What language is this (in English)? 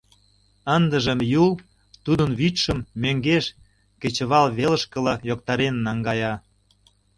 Mari